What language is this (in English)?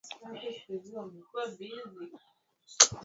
Swahili